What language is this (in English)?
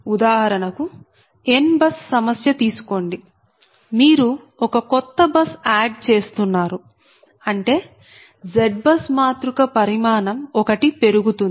Telugu